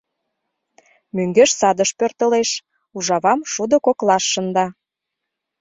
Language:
Mari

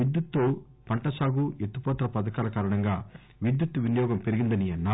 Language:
Telugu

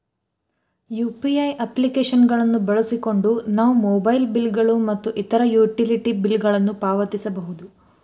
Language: Kannada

